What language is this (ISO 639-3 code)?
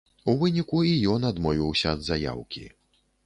bel